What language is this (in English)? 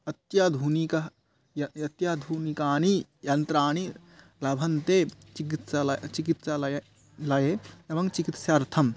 Sanskrit